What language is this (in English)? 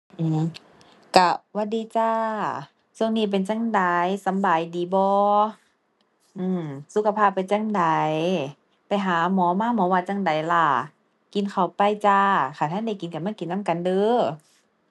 Thai